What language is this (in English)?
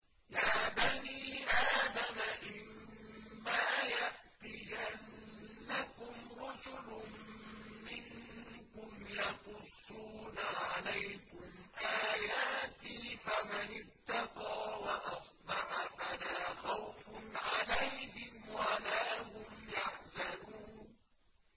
Arabic